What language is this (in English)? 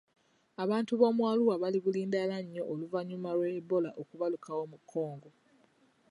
Ganda